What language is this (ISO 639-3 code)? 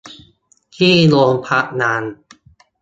tha